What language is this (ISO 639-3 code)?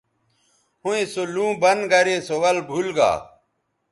btv